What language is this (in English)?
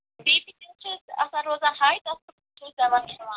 Kashmiri